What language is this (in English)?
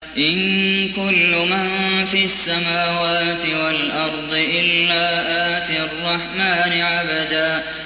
Arabic